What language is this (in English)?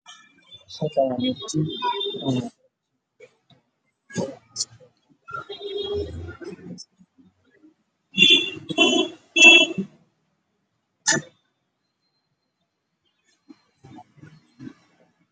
Somali